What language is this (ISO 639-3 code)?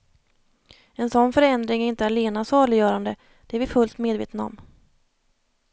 swe